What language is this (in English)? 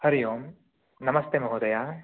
Sanskrit